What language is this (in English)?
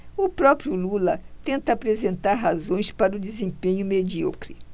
Portuguese